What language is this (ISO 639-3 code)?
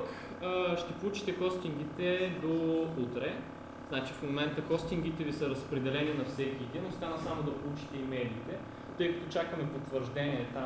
bul